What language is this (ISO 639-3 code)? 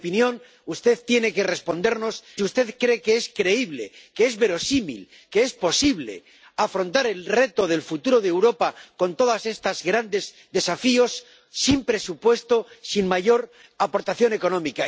spa